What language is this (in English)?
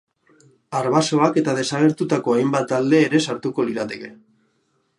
Basque